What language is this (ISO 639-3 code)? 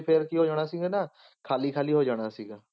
pan